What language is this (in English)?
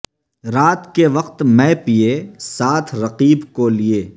Urdu